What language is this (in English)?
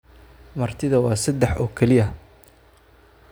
Somali